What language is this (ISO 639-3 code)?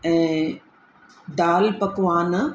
snd